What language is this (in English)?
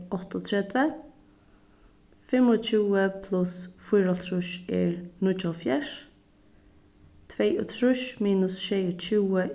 Faroese